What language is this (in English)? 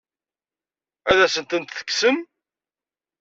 Kabyle